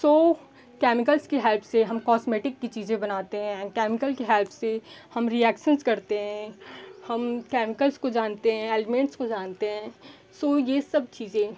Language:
Hindi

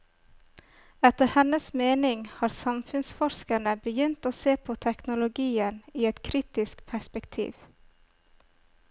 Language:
Norwegian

